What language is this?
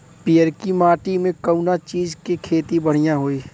Bhojpuri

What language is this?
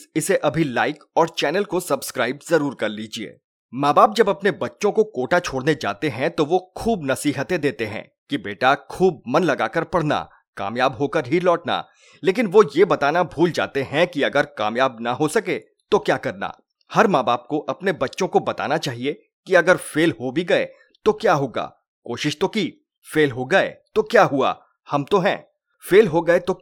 Hindi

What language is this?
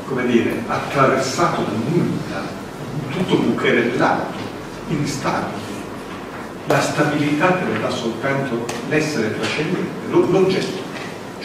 Italian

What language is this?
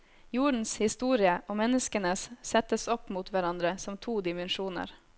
Norwegian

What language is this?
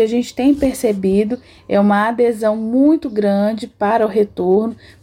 Portuguese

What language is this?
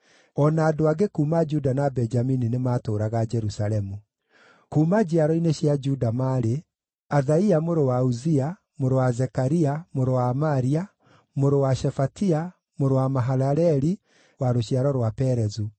Kikuyu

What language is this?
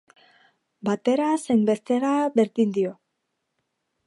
Basque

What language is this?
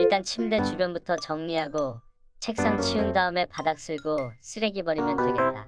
Korean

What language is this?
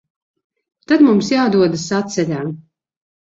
Latvian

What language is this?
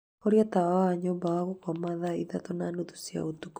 Kikuyu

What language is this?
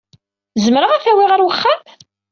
Kabyle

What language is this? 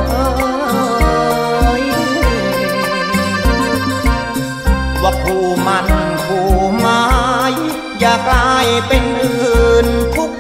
Thai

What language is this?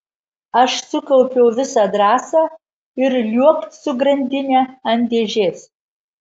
Lithuanian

